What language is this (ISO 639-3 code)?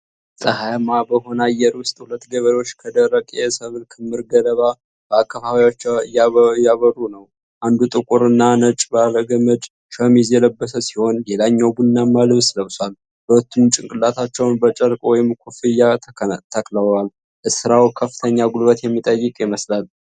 amh